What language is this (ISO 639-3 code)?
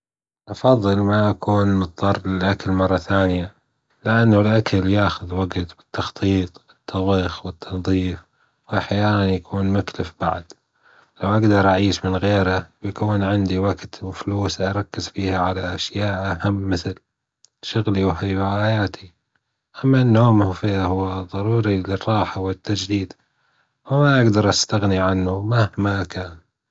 afb